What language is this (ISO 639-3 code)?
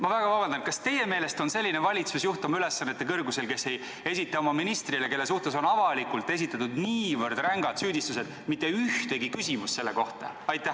est